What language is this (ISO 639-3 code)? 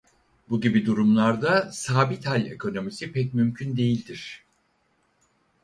tur